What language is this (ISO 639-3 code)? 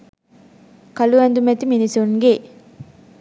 sin